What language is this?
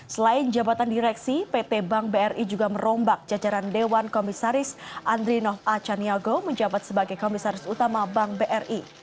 Indonesian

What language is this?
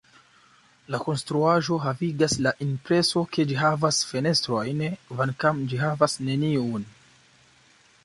Esperanto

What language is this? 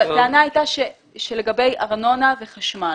Hebrew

